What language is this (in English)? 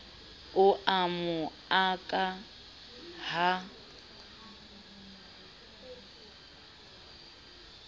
Southern Sotho